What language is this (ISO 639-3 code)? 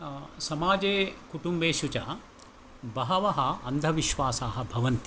san